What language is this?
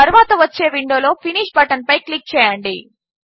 Telugu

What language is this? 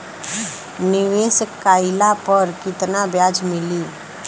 Bhojpuri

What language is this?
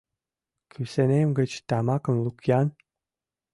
Mari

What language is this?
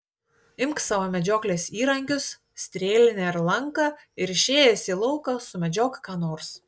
Lithuanian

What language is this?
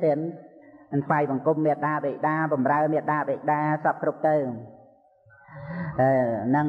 Vietnamese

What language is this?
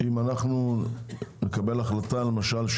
Hebrew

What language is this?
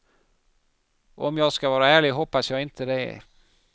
Swedish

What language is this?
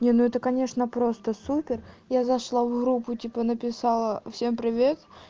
Russian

